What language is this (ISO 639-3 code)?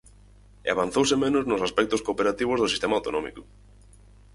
glg